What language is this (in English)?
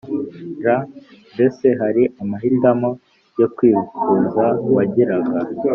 Kinyarwanda